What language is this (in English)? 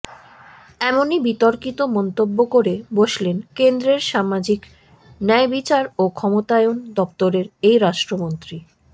Bangla